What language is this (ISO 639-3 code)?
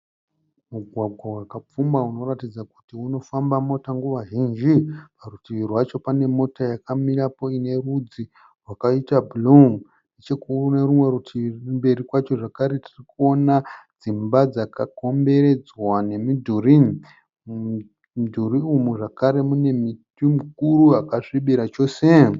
sna